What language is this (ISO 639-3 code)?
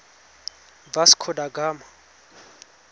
tsn